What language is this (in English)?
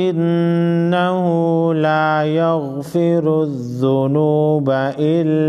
Indonesian